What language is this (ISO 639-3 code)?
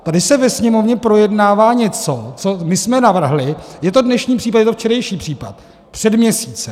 ces